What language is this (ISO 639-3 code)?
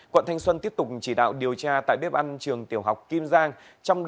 vie